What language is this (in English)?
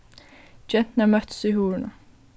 Faroese